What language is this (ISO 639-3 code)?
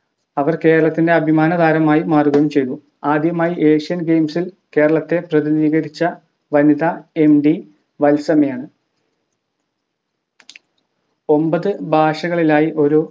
mal